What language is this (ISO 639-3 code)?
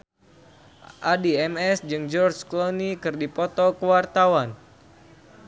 sun